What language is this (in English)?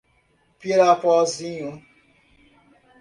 Portuguese